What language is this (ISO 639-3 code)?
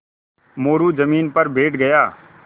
hin